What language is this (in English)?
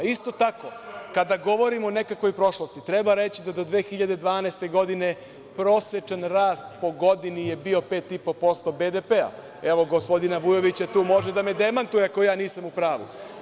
Serbian